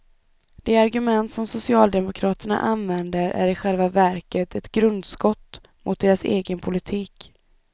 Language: Swedish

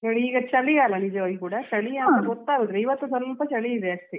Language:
Kannada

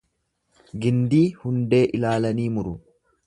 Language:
Oromo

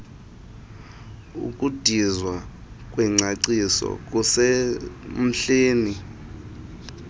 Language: Xhosa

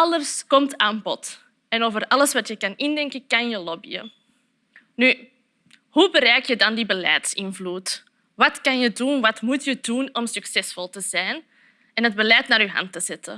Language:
Dutch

